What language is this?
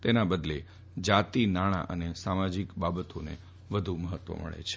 Gujarati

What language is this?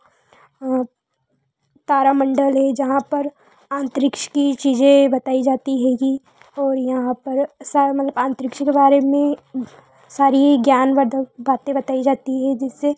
Hindi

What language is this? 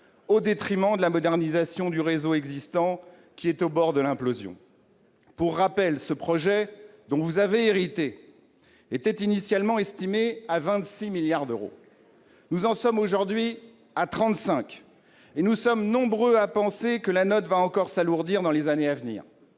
French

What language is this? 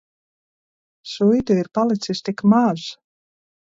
Latvian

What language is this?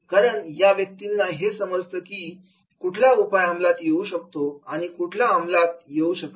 Marathi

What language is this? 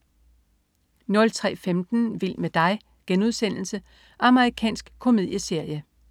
Danish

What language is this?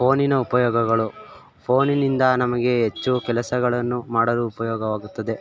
Kannada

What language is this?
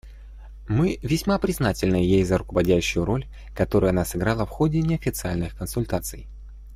Russian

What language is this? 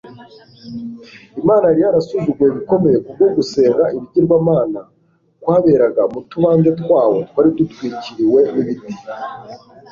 Kinyarwanda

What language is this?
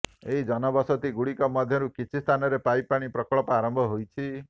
Odia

